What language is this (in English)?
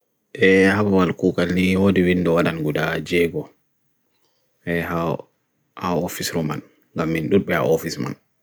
Bagirmi Fulfulde